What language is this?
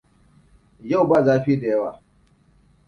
Hausa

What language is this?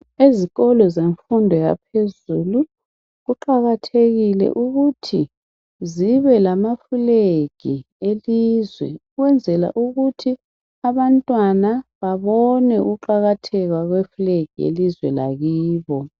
North Ndebele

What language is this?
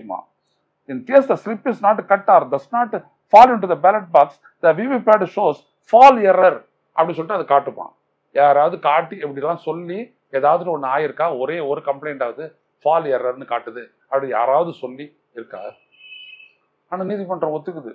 Tamil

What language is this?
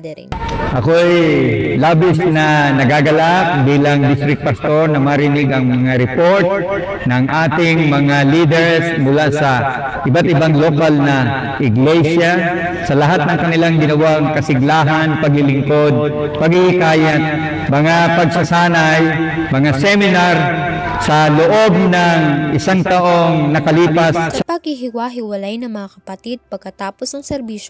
Filipino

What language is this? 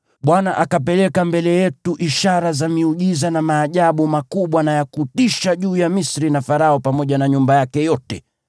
Swahili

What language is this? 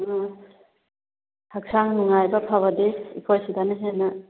Manipuri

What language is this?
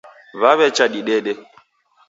Taita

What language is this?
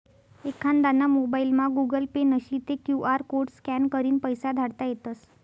Marathi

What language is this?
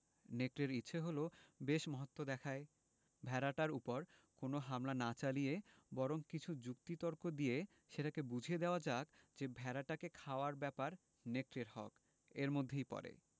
Bangla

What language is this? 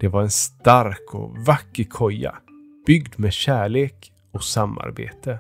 Swedish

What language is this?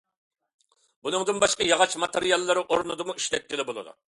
Uyghur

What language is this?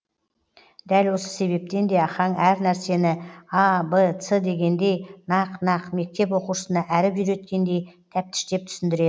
Kazakh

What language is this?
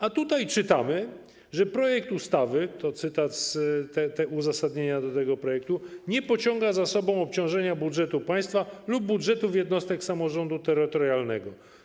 Polish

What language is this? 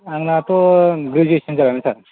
Bodo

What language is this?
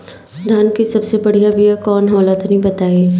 Bhojpuri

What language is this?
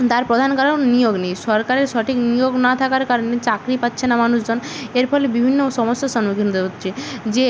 Bangla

